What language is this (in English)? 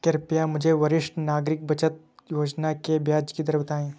Hindi